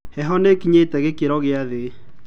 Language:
Kikuyu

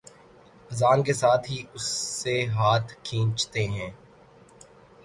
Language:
Urdu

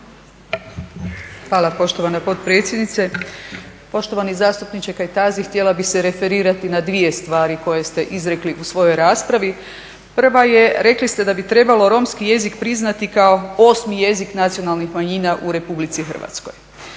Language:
Croatian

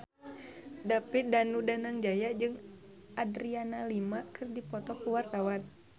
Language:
Sundanese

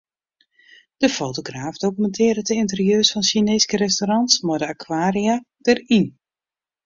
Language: Western Frisian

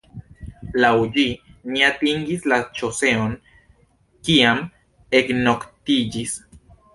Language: Esperanto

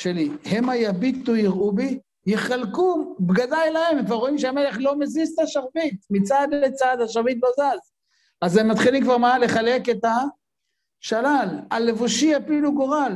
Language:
Hebrew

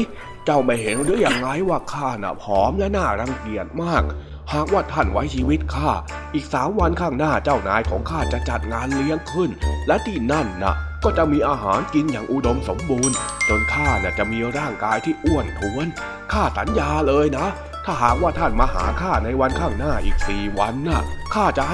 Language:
Thai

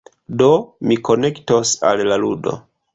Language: Esperanto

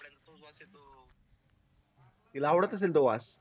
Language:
Marathi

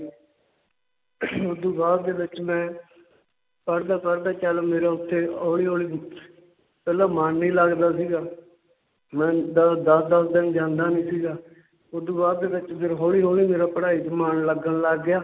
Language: Punjabi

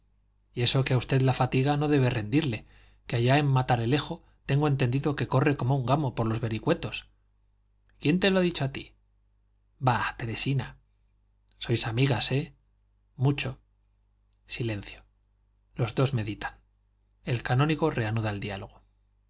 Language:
Spanish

